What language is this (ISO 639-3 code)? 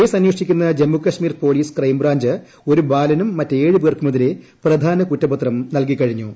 mal